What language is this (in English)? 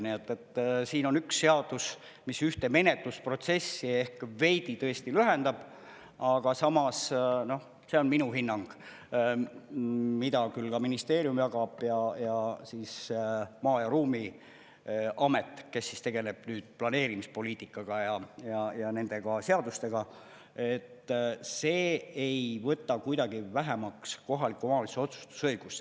Estonian